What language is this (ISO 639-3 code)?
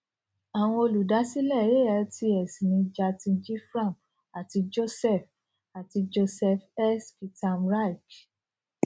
yor